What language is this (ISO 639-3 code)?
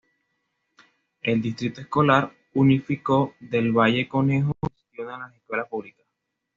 spa